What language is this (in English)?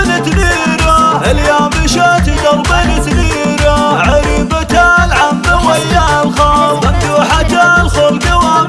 Arabic